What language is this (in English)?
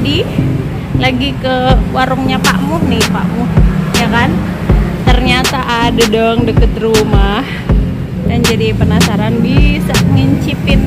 Indonesian